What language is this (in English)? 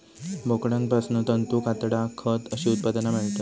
Marathi